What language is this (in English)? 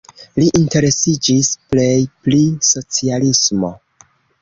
Esperanto